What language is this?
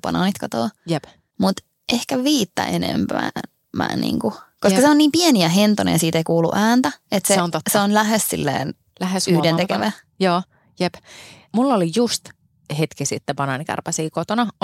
Finnish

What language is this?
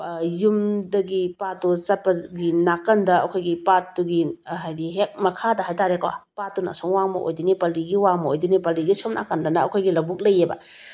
Manipuri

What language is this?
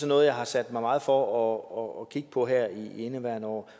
Danish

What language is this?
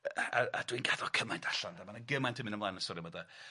Welsh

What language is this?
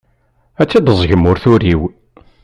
Kabyle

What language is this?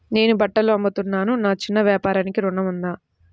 Telugu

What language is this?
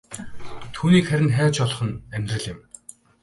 Mongolian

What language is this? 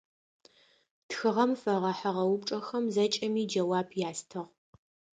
Adyghe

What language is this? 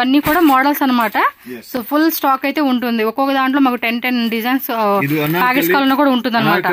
Telugu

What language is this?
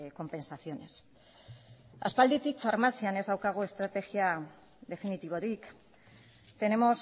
Basque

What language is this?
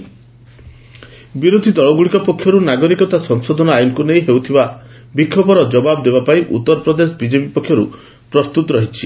Odia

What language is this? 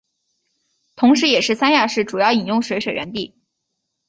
Chinese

